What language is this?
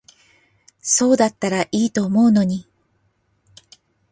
Japanese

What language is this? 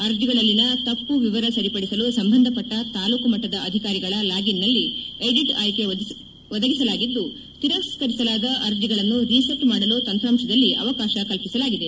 Kannada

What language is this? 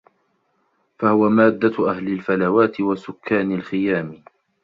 Arabic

